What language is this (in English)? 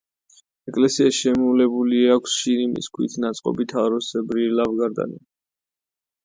Georgian